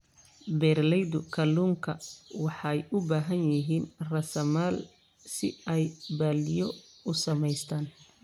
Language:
Somali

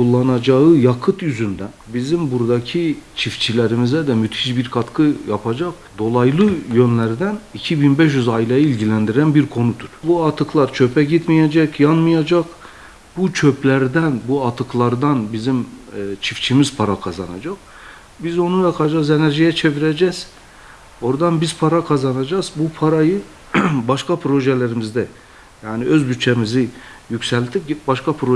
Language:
Turkish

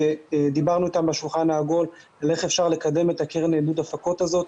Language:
Hebrew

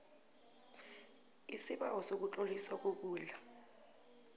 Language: South Ndebele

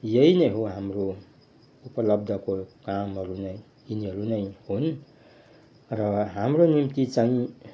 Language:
Nepali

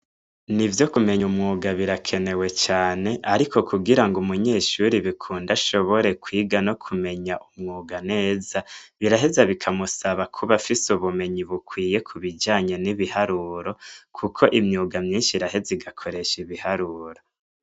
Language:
Rundi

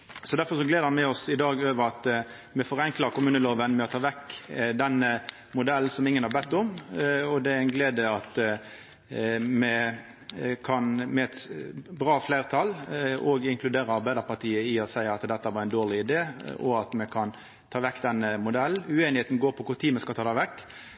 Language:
Norwegian Nynorsk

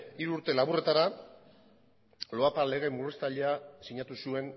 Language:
Basque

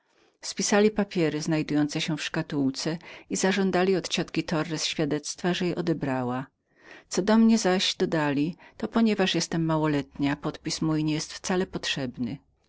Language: Polish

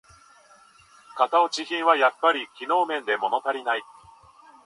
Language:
Japanese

